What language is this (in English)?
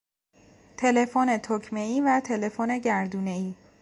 Persian